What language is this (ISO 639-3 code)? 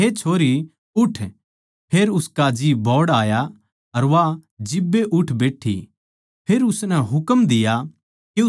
bgc